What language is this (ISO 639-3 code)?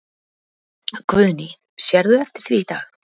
isl